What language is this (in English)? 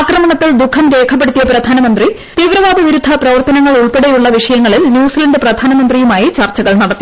Malayalam